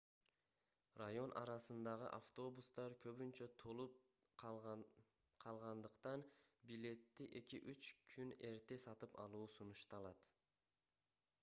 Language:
Kyrgyz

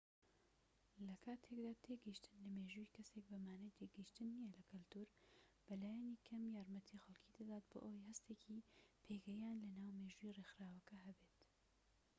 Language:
Central Kurdish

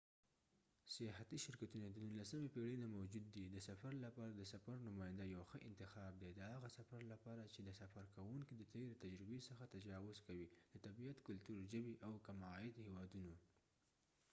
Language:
Pashto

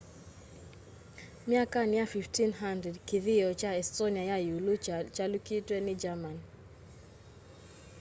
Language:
Kamba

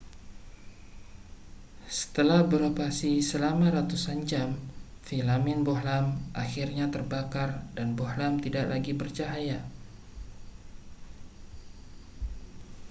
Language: Indonesian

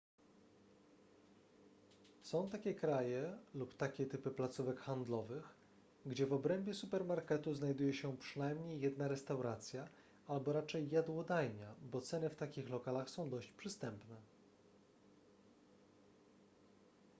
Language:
Polish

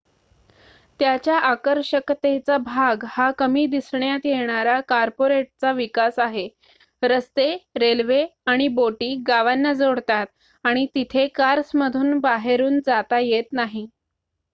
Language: Marathi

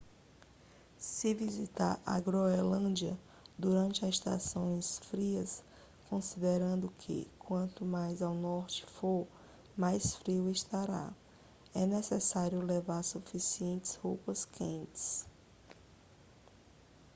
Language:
Portuguese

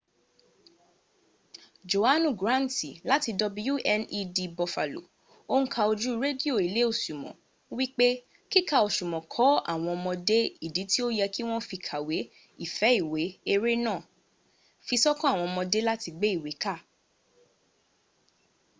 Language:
Yoruba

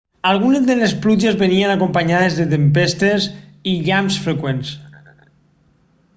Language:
Catalan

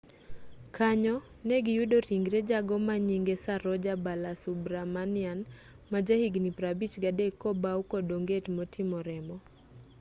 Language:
Luo (Kenya and Tanzania)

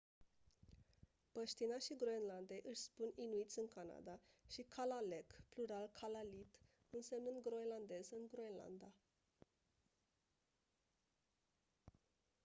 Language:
Romanian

